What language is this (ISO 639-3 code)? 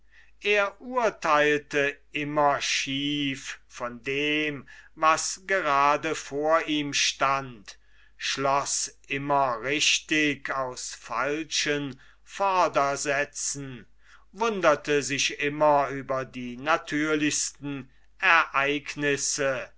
deu